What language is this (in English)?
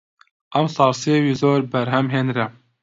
Central Kurdish